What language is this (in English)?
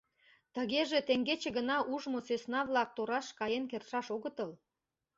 Mari